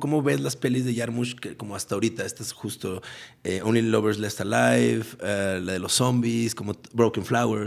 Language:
Spanish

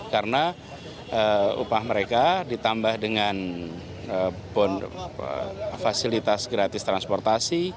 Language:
Indonesian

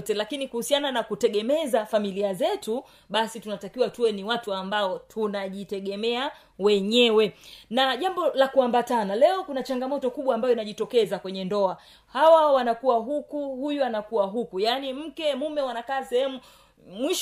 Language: Swahili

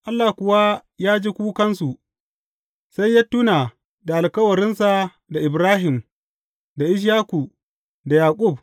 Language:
Hausa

